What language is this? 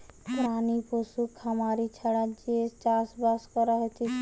Bangla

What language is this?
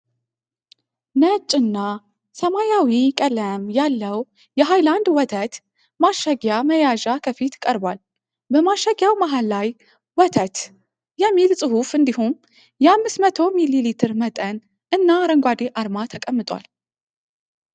Amharic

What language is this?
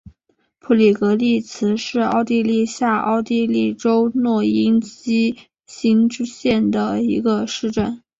Chinese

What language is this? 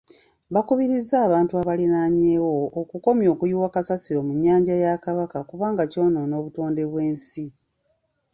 Ganda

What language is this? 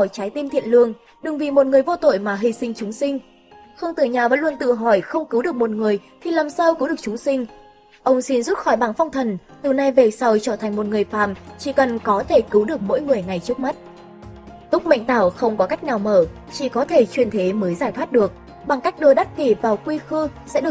Vietnamese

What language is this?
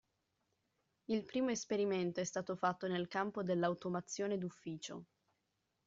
Italian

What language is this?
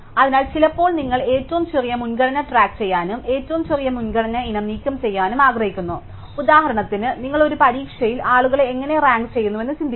Malayalam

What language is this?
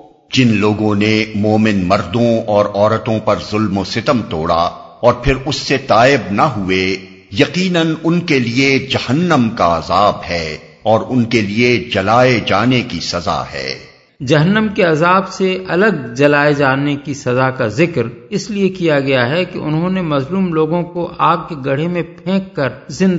Urdu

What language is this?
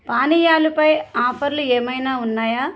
Telugu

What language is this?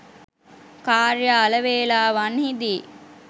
Sinhala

